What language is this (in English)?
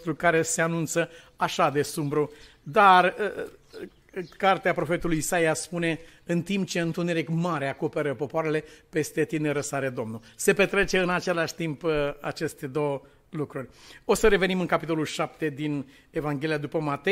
Romanian